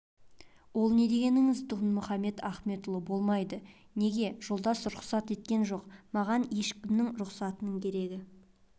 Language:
Kazakh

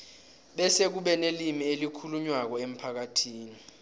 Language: South Ndebele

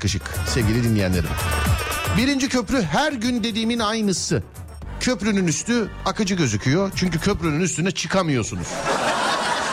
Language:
Turkish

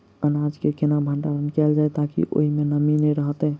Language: Maithili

